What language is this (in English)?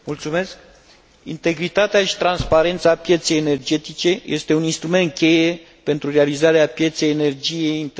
Romanian